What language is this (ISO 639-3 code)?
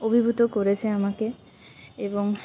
ben